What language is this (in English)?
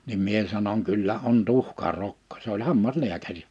Finnish